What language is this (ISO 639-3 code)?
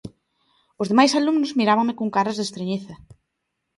glg